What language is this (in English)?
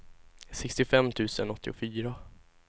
Swedish